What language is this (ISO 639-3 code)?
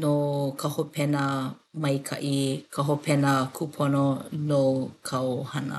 haw